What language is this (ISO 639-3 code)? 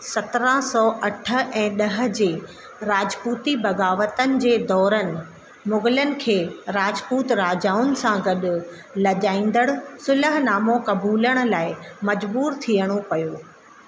snd